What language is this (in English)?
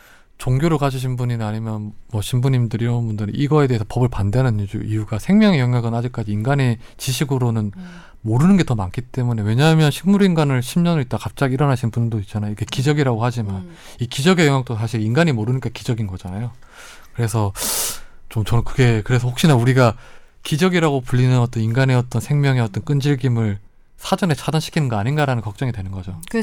Korean